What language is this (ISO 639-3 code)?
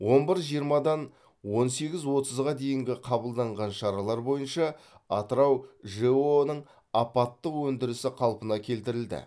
kaz